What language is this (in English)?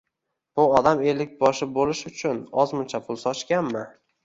Uzbek